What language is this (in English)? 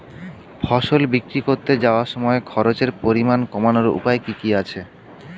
Bangla